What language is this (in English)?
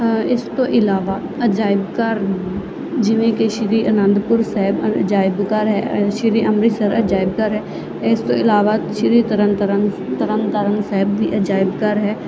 Punjabi